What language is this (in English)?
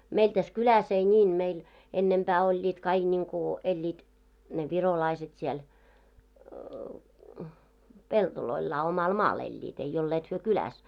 Finnish